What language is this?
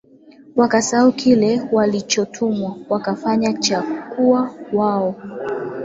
Swahili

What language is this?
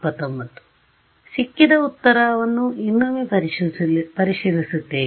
Kannada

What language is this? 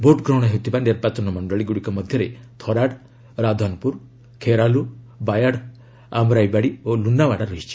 Odia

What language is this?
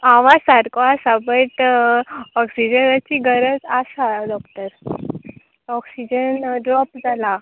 Konkani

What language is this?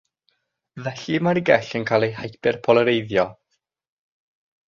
Welsh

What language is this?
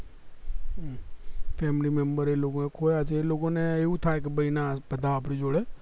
Gujarati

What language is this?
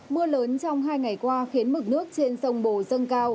Vietnamese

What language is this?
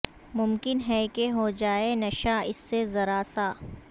Urdu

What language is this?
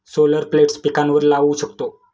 Marathi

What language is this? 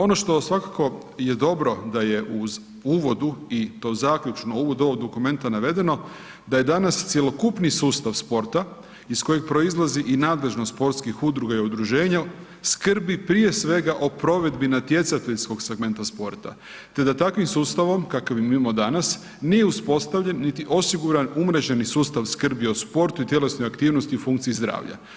Croatian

